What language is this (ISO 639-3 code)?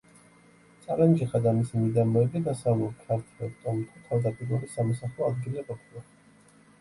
kat